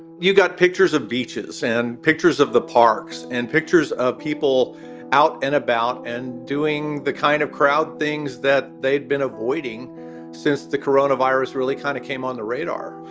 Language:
English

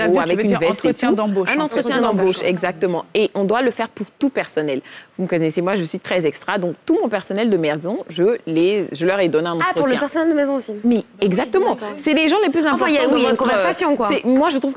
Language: French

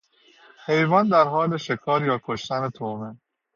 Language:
Persian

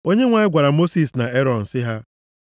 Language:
Igbo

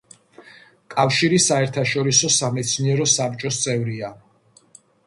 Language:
Georgian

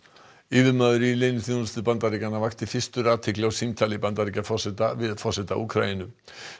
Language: Icelandic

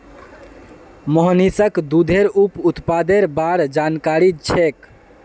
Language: Magahi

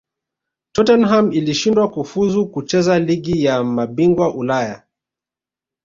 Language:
Swahili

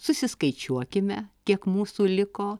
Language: Lithuanian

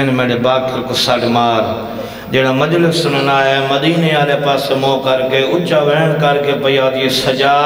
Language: Arabic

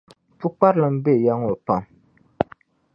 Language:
Dagbani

